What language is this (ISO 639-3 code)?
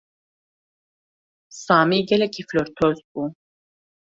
kur